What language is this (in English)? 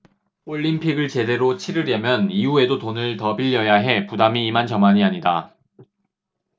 Korean